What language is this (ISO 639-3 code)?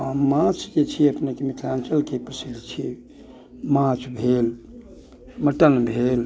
mai